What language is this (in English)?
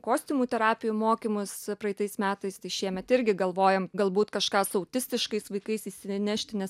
Lithuanian